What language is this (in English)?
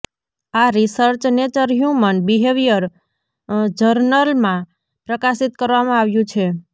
Gujarati